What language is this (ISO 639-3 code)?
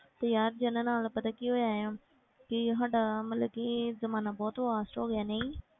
pan